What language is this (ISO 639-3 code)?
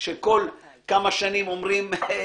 heb